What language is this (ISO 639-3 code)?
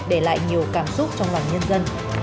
vie